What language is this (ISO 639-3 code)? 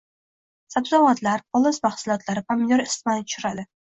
uzb